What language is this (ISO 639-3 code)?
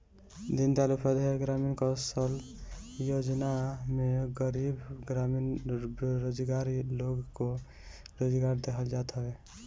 bho